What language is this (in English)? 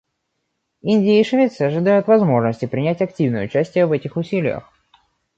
Russian